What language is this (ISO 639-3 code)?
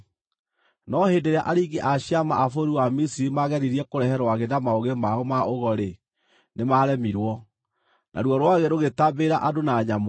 kik